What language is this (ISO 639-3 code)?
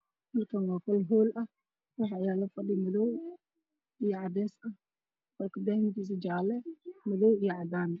som